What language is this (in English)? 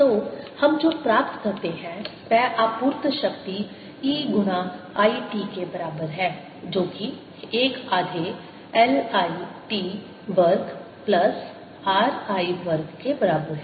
Hindi